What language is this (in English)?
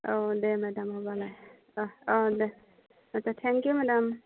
Bodo